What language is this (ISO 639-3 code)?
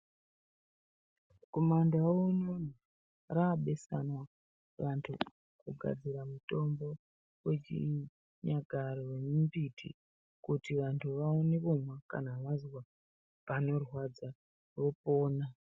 ndc